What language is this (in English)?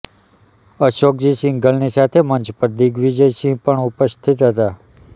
Gujarati